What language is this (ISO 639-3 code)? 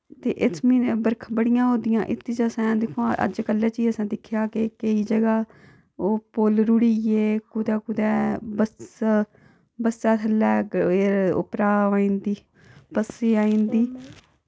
doi